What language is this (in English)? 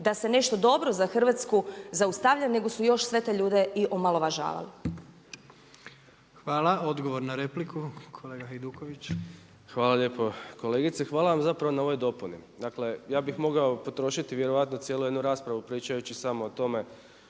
Croatian